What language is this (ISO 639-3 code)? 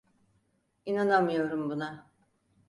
tur